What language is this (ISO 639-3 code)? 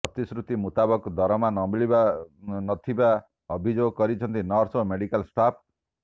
ori